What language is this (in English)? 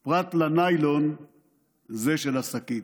Hebrew